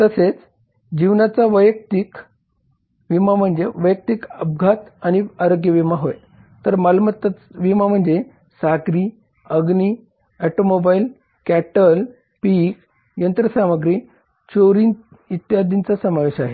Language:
Marathi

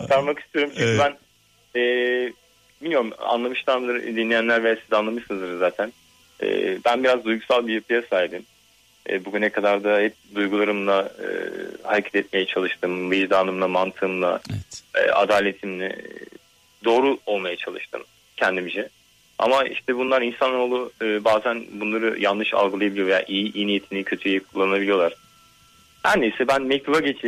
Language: Turkish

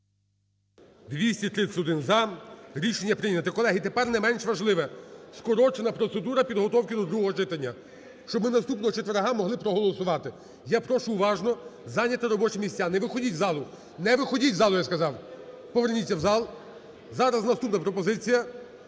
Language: Ukrainian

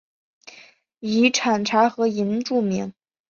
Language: Chinese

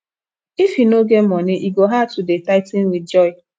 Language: Nigerian Pidgin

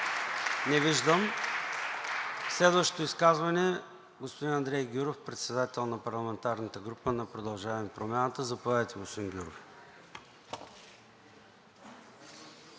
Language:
Bulgarian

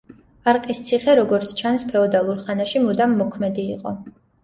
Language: Georgian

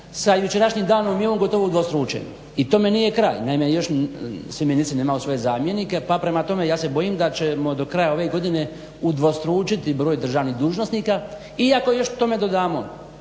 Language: Croatian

